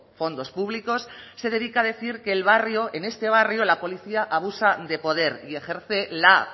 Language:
Spanish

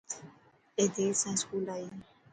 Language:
Dhatki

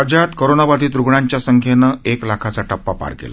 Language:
Marathi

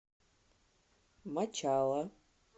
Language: Russian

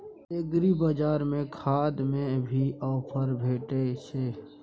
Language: Maithili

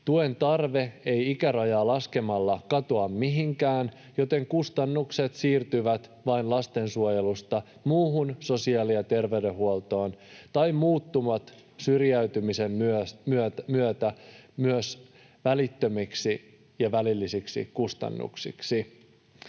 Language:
Finnish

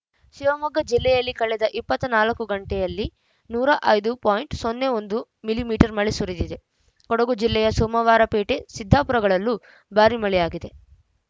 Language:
Kannada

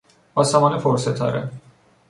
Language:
Persian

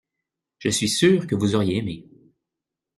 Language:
French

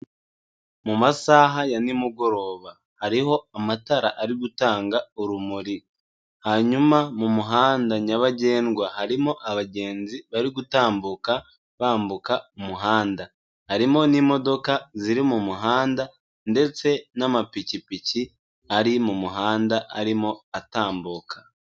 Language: Kinyarwanda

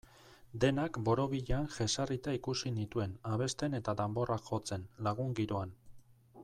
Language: Basque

